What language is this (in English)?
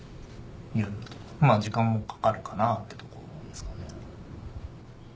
Japanese